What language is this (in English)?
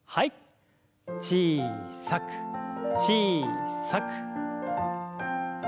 Japanese